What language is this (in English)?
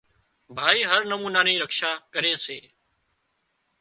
Wadiyara Koli